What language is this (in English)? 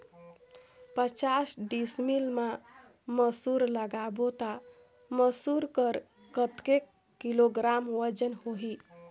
Chhattisgarhi